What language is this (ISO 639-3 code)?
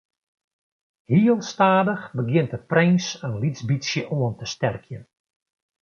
fry